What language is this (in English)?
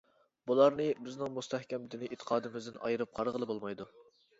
Uyghur